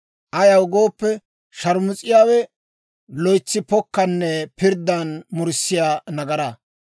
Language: Dawro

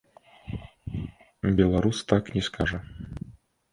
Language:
Belarusian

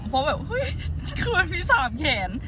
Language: Thai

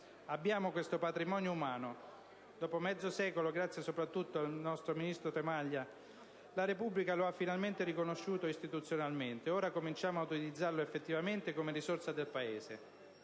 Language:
Italian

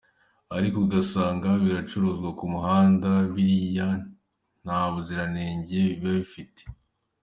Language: Kinyarwanda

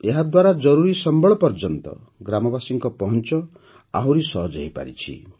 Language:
Odia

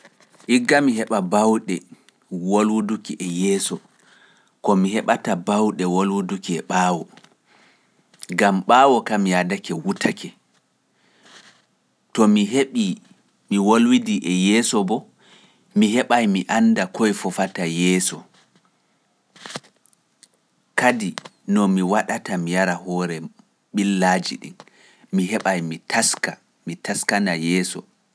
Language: Pular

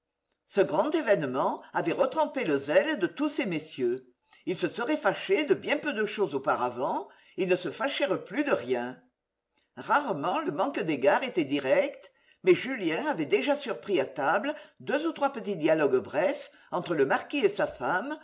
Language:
French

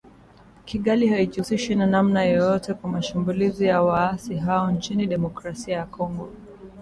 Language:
Swahili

